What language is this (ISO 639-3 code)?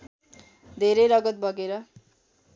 nep